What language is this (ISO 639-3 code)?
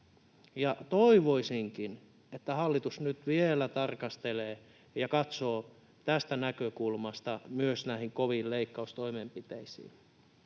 fin